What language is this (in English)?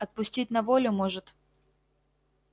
Russian